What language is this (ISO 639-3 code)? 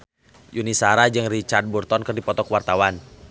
sun